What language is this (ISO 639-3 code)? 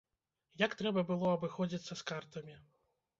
bel